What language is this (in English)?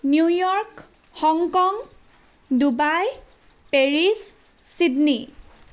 Assamese